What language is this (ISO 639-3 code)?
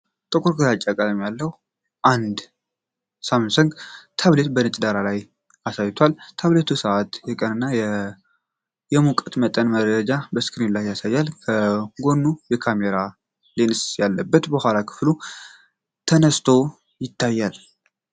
amh